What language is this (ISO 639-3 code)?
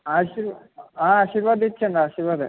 tel